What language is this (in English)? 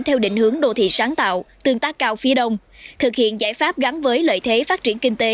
Vietnamese